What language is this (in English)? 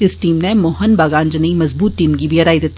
Dogri